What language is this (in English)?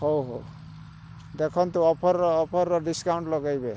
Odia